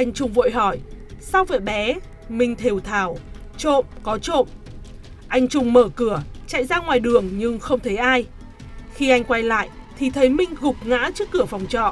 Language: Vietnamese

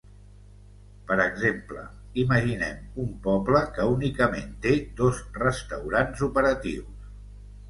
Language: Catalan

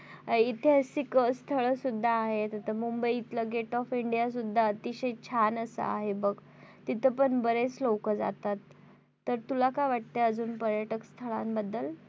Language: Marathi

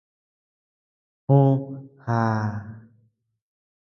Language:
Tepeuxila Cuicatec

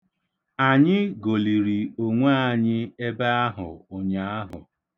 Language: Igbo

